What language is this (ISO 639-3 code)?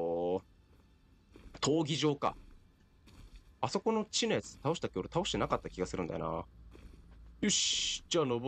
jpn